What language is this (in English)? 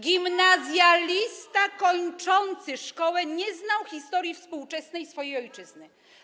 Polish